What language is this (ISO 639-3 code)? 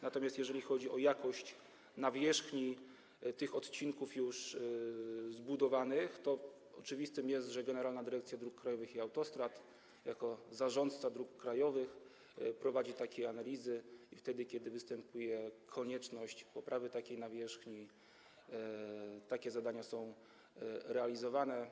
pol